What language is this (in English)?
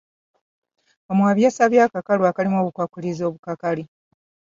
Ganda